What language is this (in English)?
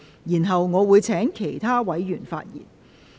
Cantonese